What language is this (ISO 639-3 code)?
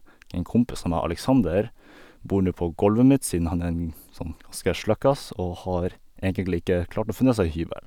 nor